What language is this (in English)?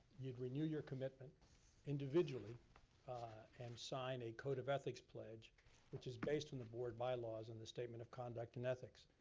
English